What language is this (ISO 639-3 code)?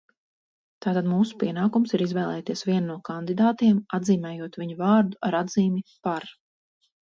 lav